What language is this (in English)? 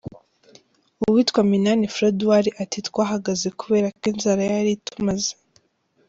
Kinyarwanda